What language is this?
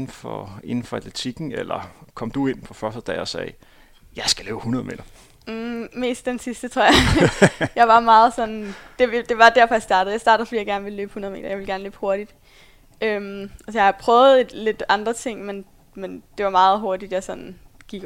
Danish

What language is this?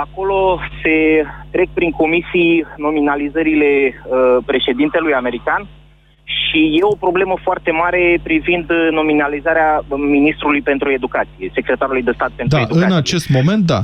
Romanian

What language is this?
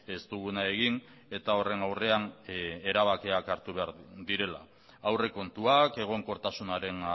Basque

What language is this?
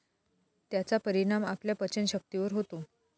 Marathi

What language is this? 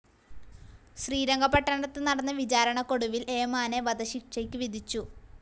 Malayalam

